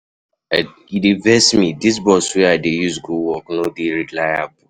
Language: Nigerian Pidgin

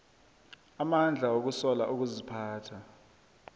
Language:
South Ndebele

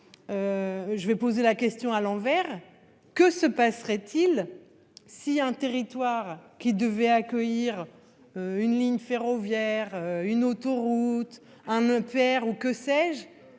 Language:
French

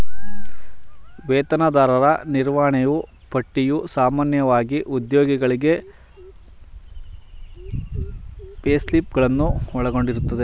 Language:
Kannada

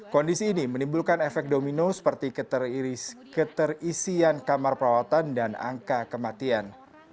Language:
Indonesian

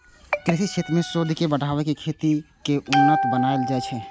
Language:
Maithili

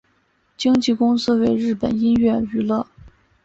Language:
Chinese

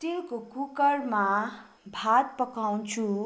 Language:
Nepali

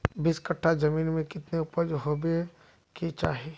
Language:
Magahi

